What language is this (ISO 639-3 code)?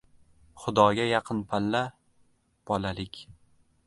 uzb